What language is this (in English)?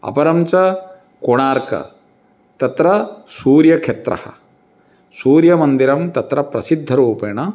Sanskrit